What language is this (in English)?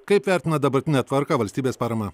Lithuanian